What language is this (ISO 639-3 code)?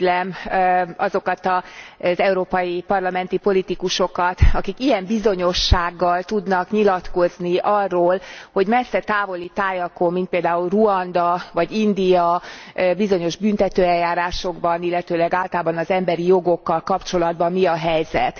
hun